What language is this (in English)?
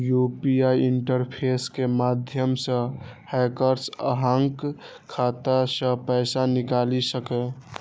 Maithili